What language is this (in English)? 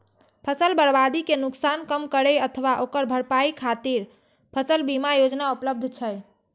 Maithili